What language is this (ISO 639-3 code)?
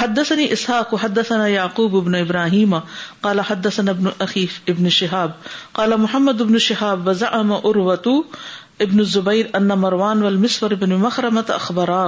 urd